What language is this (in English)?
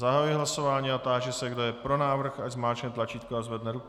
Czech